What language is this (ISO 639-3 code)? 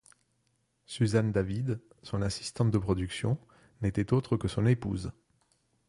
fra